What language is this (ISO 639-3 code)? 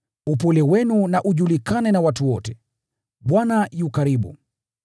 swa